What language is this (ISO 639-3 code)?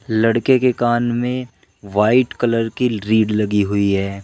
hin